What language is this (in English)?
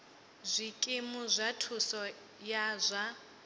Venda